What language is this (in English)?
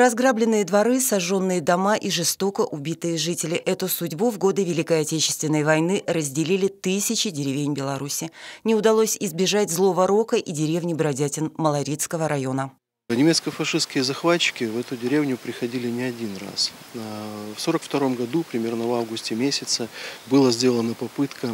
Russian